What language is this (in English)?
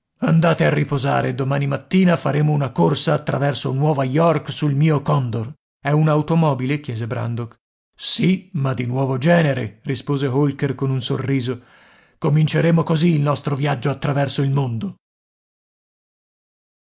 Italian